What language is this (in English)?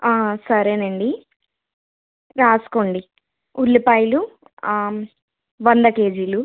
Telugu